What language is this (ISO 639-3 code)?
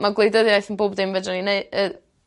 cym